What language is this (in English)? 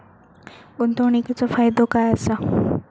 Marathi